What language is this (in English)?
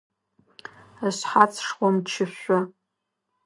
Adyghe